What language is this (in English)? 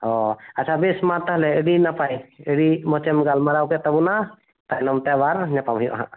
Santali